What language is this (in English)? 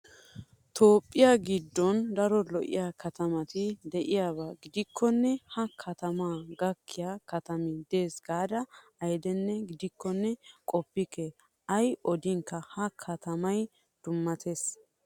Wolaytta